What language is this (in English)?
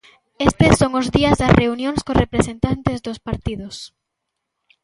Galician